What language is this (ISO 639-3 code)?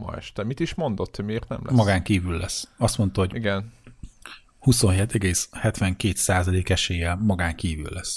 hun